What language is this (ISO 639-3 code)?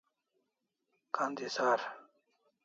kls